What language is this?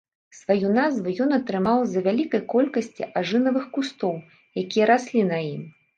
Belarusian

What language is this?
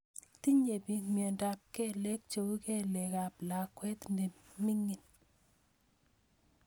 Kalenjin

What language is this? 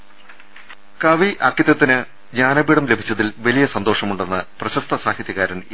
Malayalam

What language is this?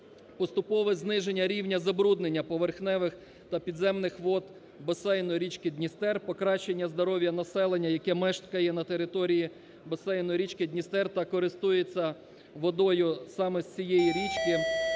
Ukrainian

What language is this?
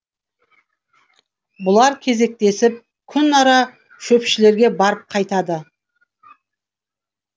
Kazakh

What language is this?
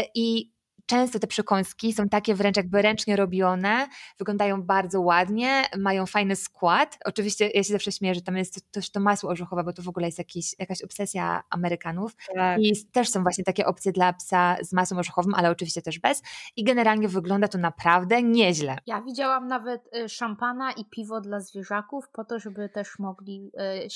Polish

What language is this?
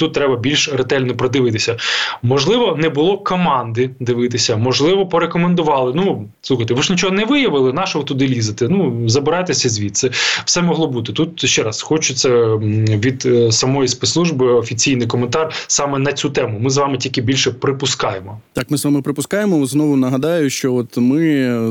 Ukrainian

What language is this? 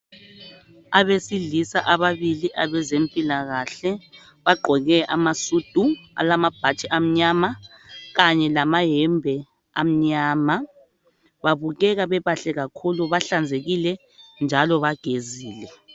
North Ndebele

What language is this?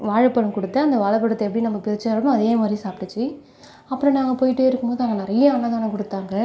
Tamil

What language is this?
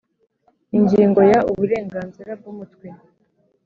Kinyarwanda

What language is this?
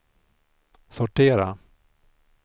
Swedish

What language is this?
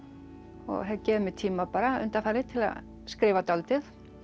Icelandic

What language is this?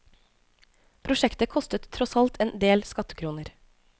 Norwegian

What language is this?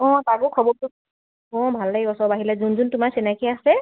Assamese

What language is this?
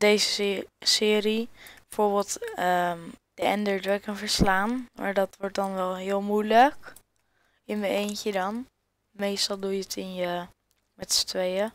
Dutch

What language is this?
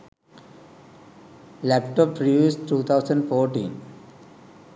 Sinhala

